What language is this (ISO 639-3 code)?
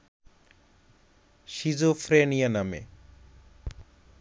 ben